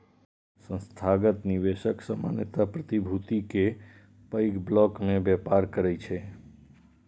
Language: Maithili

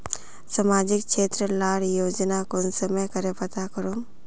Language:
Magahi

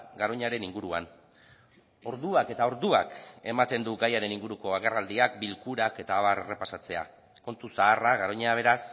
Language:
Basque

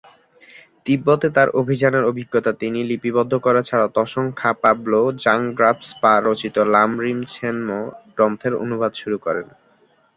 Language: Bangla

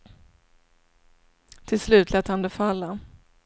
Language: Swedish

